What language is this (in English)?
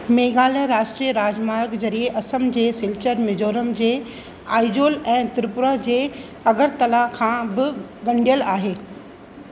Sindhi